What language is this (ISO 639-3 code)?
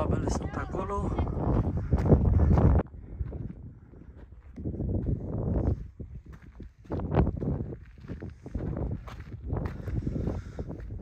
ron